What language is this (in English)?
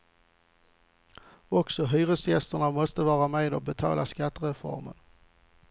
Swedish